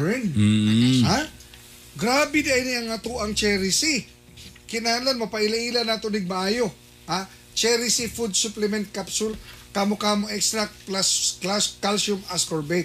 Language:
Filipino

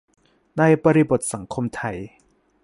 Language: Thai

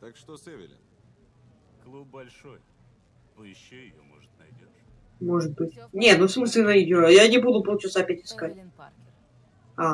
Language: Russian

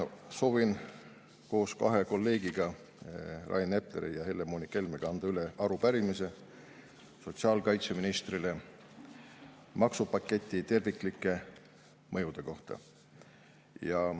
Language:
Estonian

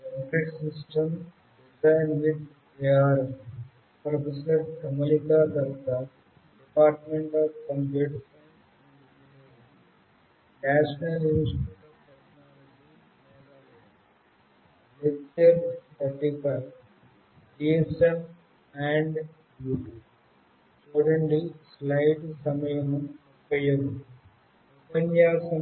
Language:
Telugu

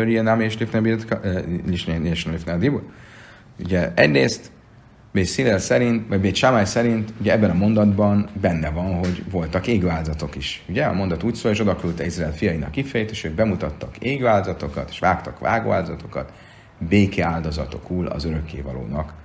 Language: Hungarian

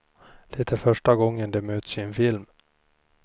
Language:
Swedish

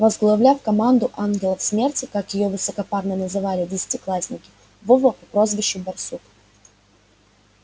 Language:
Russian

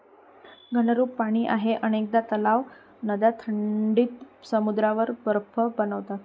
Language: Marathi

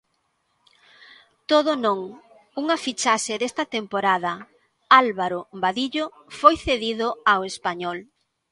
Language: Galician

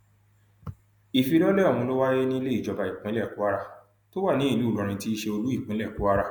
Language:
Yoruba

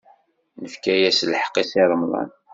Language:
Kabyle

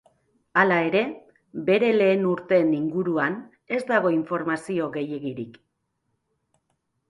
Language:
Basque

